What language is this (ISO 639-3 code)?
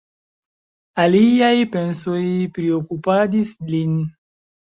epo